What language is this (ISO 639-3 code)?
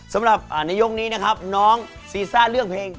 tha